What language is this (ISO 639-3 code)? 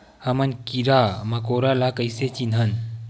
hne